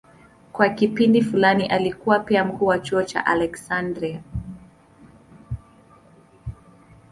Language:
Swahili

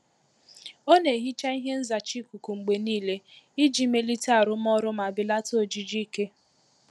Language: Igbo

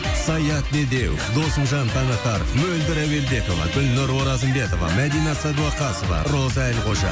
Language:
Kazakh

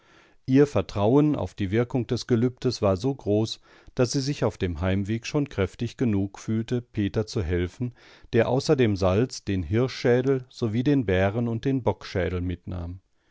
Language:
German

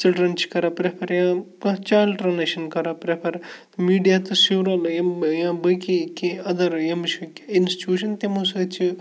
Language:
Kashmiri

